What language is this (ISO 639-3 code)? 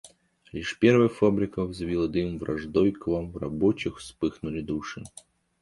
rus